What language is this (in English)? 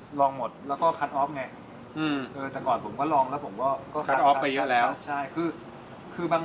Thai